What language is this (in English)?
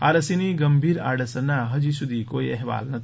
Gujarati